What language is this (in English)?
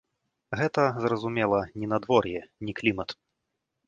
Belarusian